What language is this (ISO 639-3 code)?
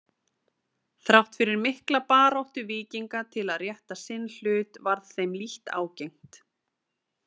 isl